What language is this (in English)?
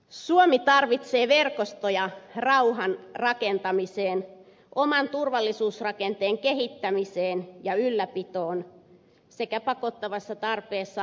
Finnish